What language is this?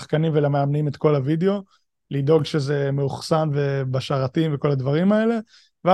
Hebrew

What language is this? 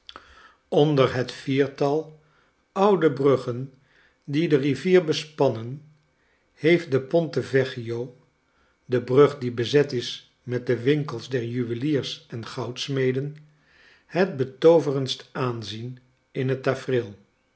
Dutch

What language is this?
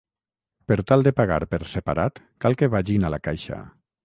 Catalan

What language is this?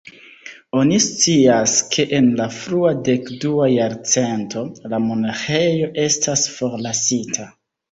Esperanto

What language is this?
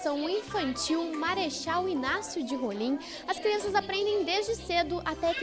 Portuguese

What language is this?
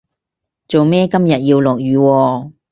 Cantonese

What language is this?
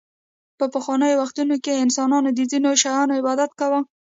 Pashto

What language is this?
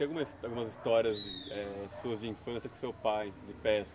Portuguese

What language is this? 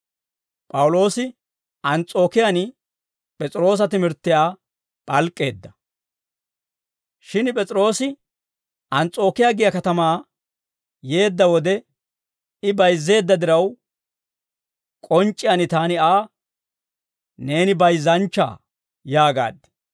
Dawro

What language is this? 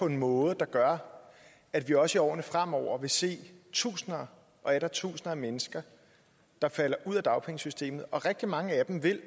Danish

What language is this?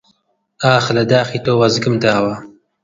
Central Kurdish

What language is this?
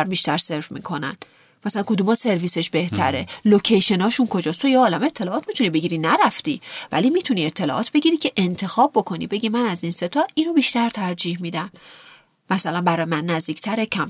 Persian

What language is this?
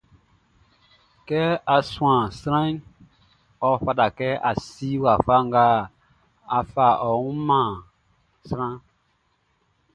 Baoulé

